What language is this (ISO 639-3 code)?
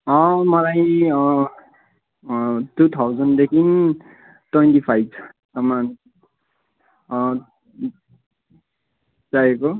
nep